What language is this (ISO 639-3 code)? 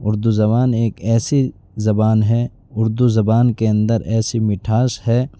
urd